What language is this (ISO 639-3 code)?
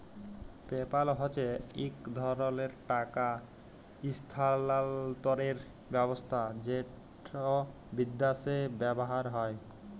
ben